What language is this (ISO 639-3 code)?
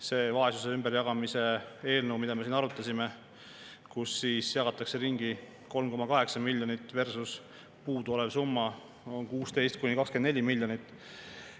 est